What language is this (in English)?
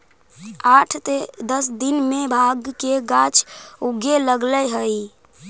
Magahi